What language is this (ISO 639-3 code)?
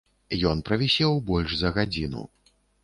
bel